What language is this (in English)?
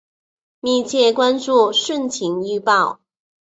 Chinese